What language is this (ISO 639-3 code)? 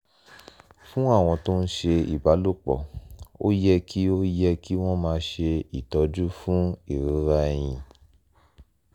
yor